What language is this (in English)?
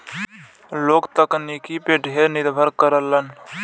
Bhojpuri